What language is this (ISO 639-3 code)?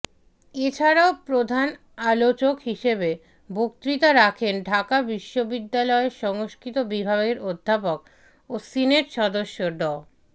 ben